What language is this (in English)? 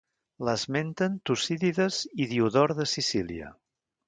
Catalan